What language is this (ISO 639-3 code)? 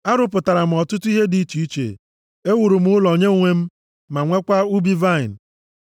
ibo